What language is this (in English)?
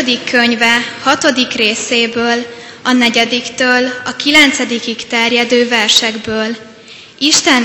Hungarian